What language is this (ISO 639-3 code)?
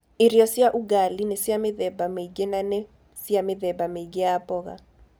kik